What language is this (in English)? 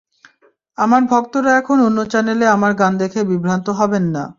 Bangla